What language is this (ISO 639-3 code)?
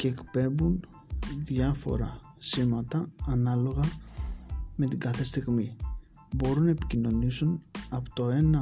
ell